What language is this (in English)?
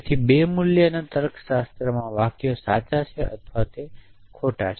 Gujarati